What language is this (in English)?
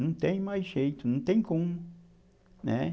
Portuguese